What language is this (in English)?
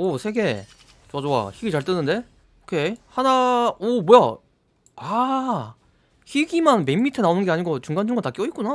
Korean